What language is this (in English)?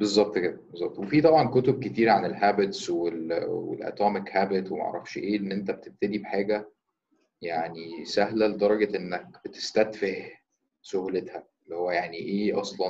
Arabic